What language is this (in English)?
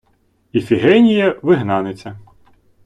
Ukrainian